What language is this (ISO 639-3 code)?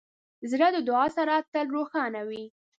pus